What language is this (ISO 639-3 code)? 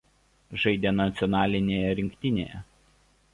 lit